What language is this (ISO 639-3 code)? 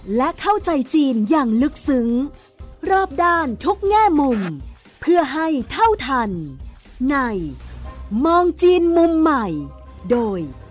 tha